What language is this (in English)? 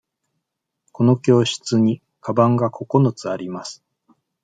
Japanese